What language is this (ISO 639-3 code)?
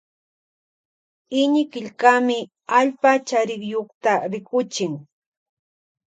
qvj